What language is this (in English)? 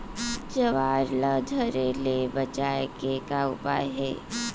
Chhattisgarhi